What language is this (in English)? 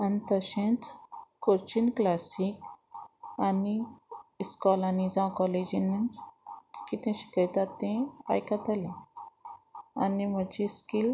Konkani